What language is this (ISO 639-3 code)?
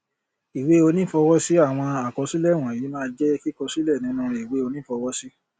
yor